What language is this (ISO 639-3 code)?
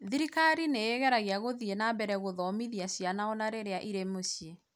kik